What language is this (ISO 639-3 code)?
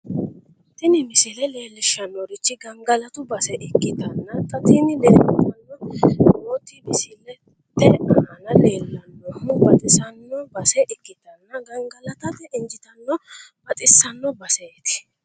sid